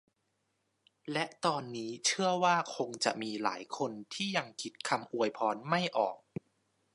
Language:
Thai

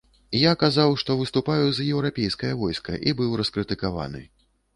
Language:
Belarusian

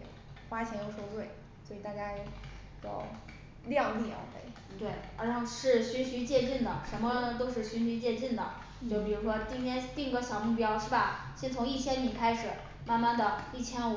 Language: Chinese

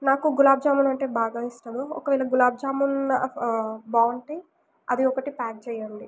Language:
Telugu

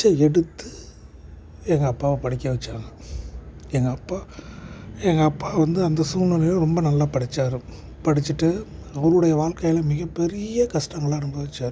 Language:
Tamil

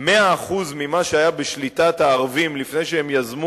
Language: Hebrew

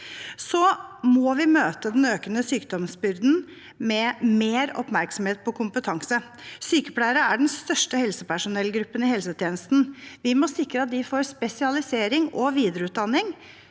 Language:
Norwegian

